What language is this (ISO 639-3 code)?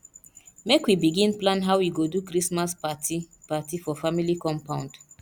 pcm